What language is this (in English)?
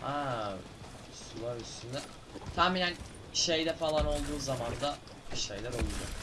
Turkish